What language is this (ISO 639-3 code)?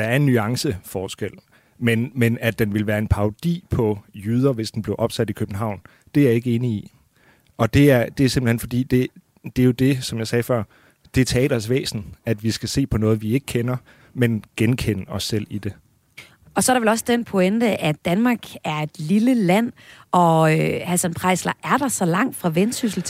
dan